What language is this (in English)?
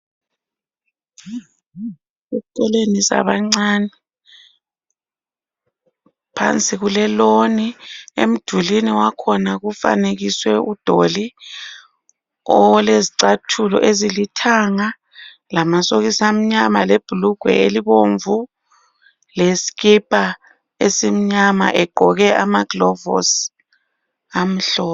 North Ndebele